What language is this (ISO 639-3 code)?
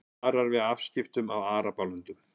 isl